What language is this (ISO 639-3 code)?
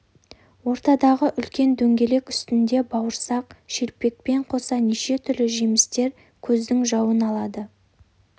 kaz